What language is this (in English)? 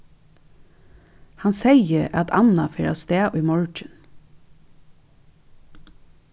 Faroese